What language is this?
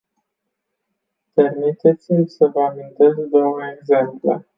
Romanian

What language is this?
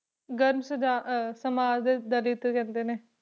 Punjabi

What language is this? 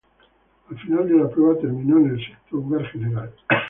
Spanish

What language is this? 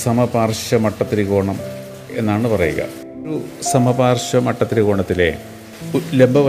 Malayalam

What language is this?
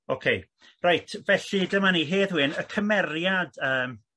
Welsh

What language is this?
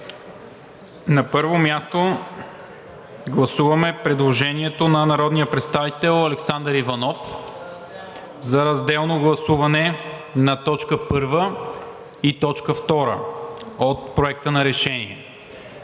Bulgarian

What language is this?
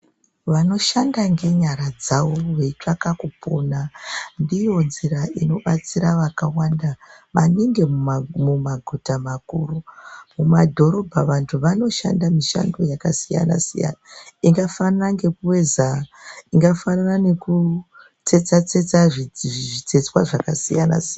Ndau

